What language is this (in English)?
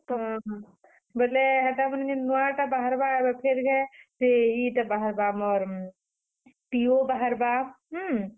Odia